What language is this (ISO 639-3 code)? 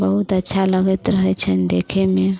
mai